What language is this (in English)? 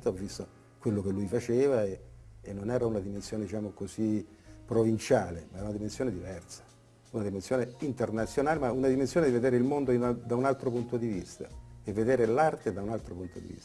Italian